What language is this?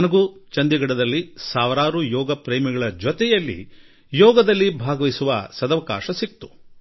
Kannada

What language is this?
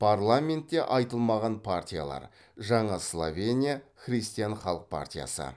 Kazakh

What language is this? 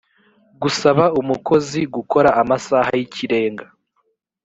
Kinyarwanda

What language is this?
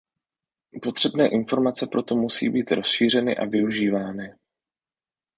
Czech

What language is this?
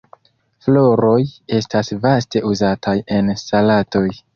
Esperanto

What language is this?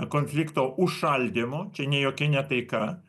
Lithuanian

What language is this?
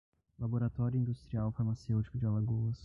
Portuguese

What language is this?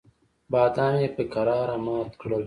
Pashto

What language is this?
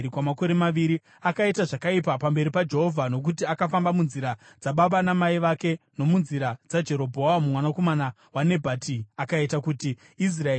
Shona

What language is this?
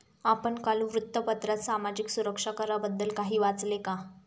Marathi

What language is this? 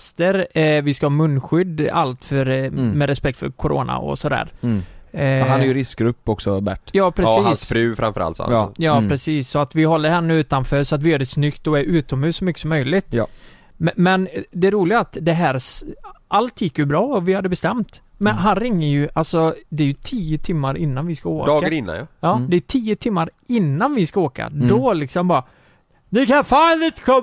Swedish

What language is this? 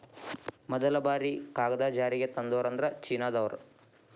Kannada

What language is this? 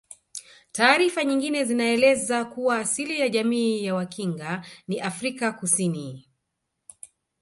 Swahili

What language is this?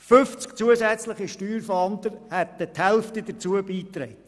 Swiss German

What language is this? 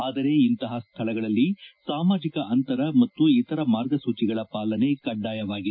Kannada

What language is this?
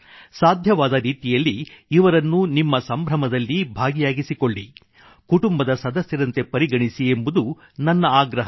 Kannada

